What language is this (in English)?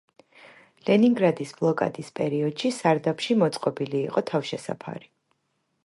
Georgian